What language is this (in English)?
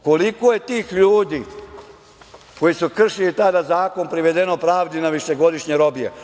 Serbian